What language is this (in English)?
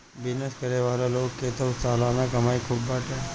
Bhojpuri